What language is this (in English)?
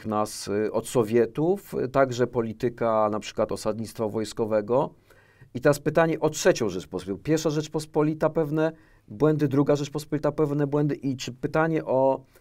Polish